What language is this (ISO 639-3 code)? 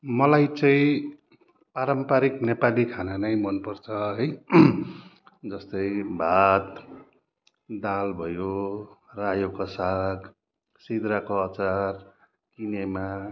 nep